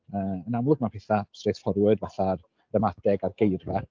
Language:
Welsh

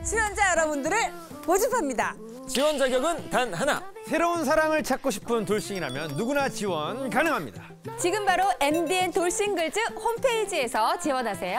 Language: Korean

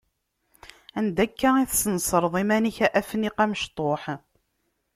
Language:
Kabyle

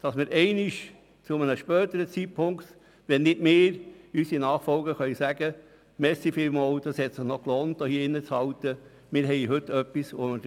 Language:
Swiss German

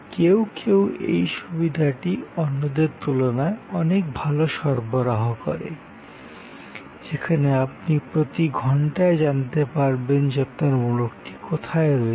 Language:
Bangla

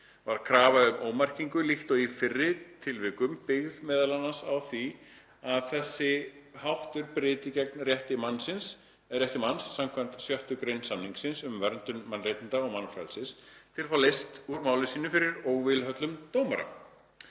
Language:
Icelandic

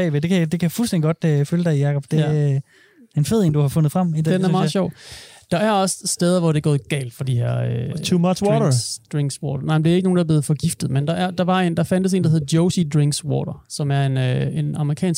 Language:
Danish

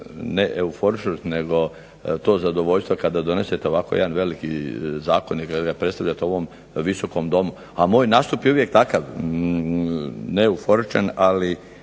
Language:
Croatian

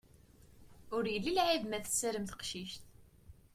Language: Kabyle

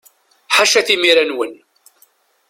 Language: Kabyle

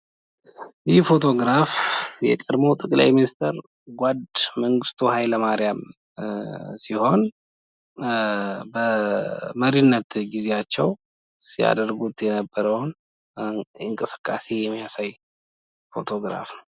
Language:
Amharic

